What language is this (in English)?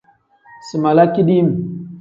Tem